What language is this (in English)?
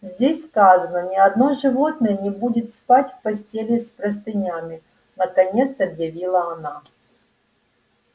Russian